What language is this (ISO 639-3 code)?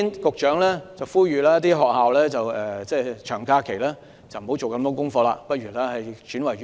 yue